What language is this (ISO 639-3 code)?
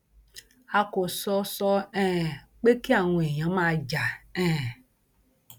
yor